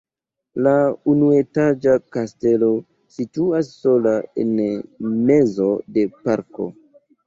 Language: Esperanto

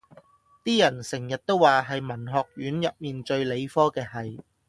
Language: Cantonese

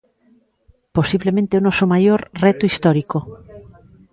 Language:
Galician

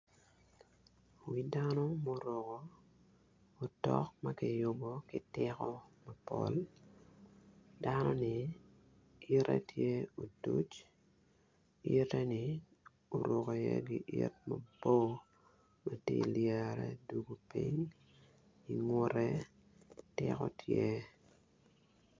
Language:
Acoli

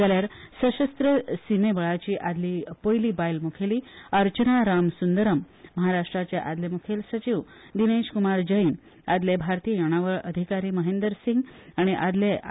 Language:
Konkani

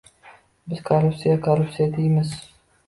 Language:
Uzbek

